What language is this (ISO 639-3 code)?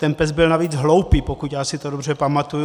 ces